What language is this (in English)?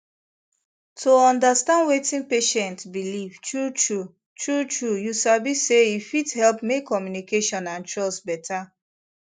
Nigerian Pidgin